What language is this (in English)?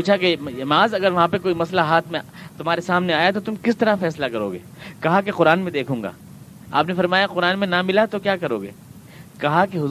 Urdu